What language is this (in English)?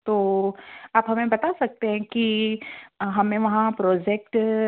Hindi